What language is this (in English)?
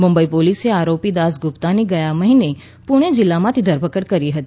Gujarati